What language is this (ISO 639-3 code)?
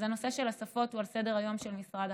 heb